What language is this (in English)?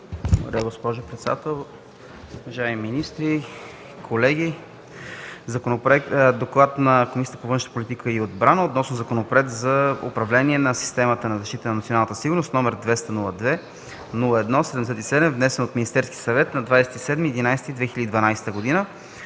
Bulgarian